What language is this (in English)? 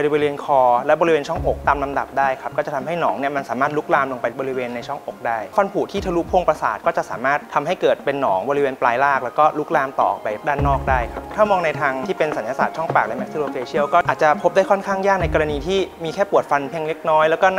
Thai